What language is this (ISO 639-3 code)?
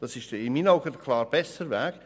gsw